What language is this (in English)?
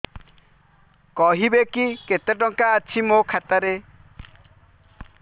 Odia